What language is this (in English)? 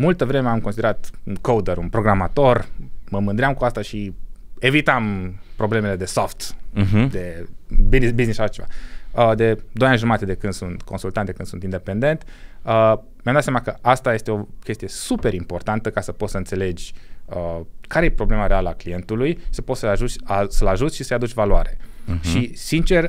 Romanian